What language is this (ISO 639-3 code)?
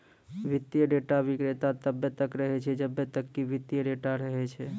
mai